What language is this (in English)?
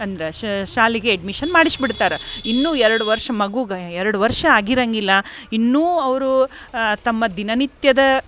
Kannada